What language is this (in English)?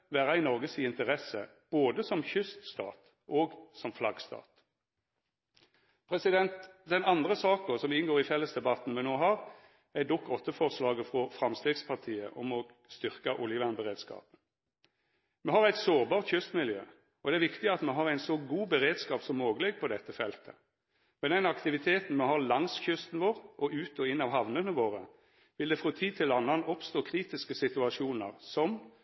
Norwegian Nynorsk